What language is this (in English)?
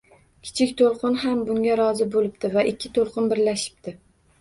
Uzbek